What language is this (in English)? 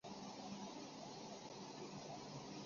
Chinese